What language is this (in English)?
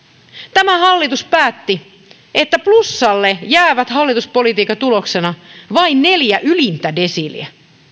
Finnish